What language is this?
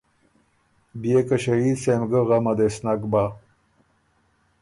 Ormuri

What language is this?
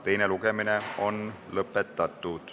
Estonian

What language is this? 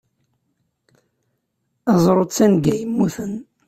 Kabyle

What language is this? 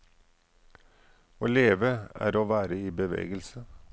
Norwegian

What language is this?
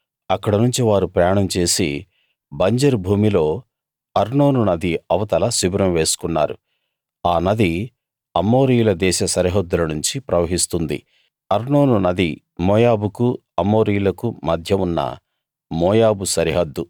Telugu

